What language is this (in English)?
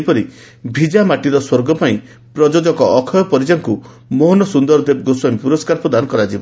Odia